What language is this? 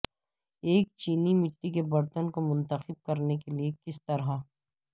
Urdu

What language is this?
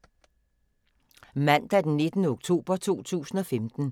Danish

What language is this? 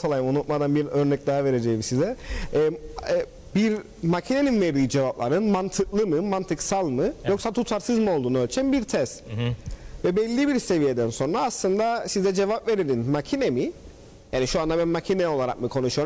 Turkish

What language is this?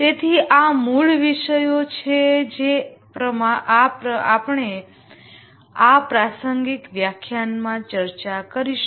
Gujarati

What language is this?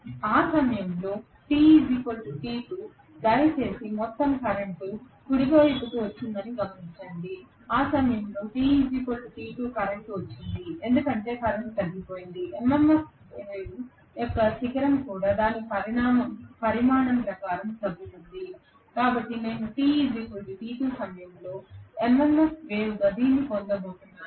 Telugu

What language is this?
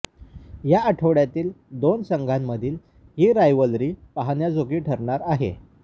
Marathi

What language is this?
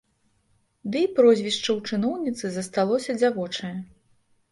Belarusian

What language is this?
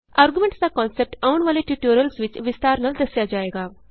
Punjabi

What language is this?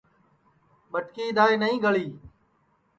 Sansi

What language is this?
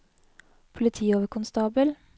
Norwegian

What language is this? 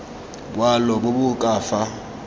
Tswana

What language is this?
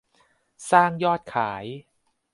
Thai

